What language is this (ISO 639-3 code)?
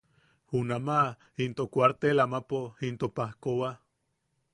yaq